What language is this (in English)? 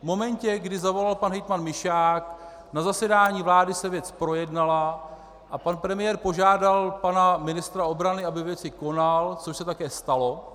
Czech